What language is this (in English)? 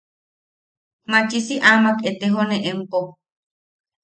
Yaqui